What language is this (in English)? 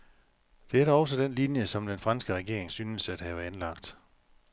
Danish